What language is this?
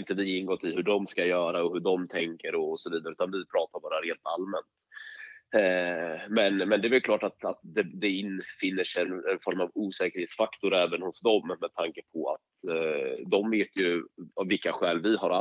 Swedish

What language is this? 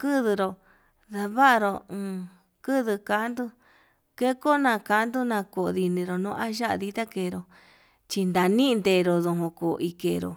Yutanduchi Mixtec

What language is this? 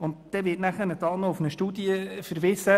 Swiss German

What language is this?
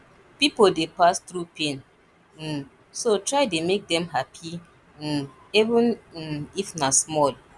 Nigerian Pidgin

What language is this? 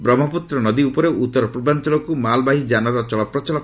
Odia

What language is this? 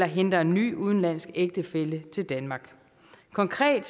Danish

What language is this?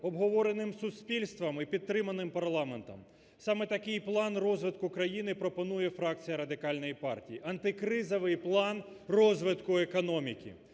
Ukrainian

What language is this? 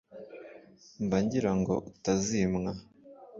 Kinyarwanda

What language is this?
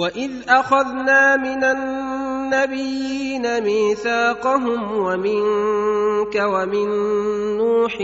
Arabic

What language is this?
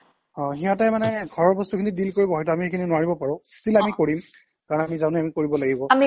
Assamese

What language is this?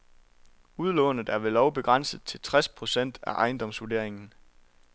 Danish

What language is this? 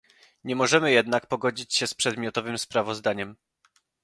Polish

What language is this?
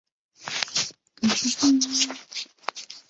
Chinese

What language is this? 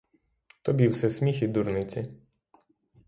Ukrainian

